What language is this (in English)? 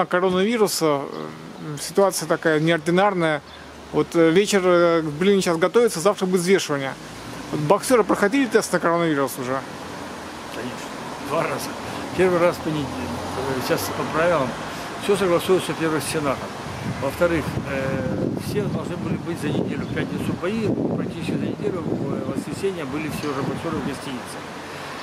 Russian